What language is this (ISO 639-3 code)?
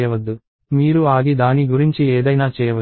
tel